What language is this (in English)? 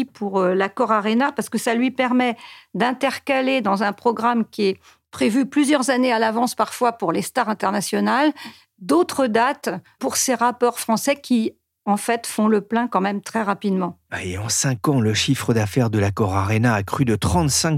French